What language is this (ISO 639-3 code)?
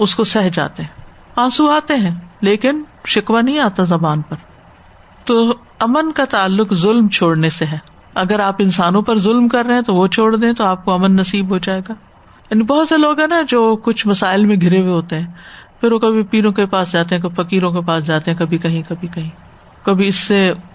urd